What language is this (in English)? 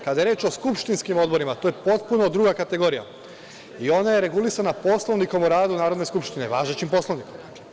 Serbian